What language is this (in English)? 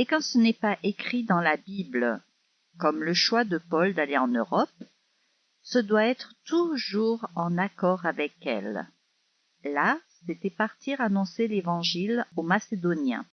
French